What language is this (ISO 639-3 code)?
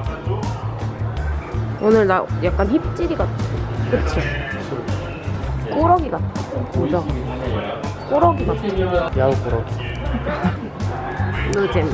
kor